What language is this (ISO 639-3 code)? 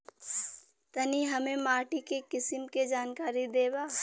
bho